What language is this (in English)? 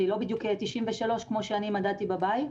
Hebrew